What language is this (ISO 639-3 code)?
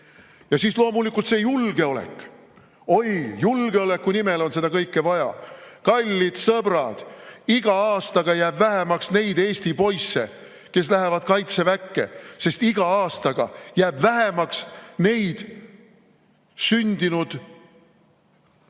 est